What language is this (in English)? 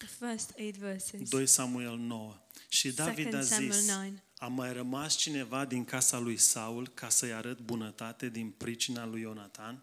Romanian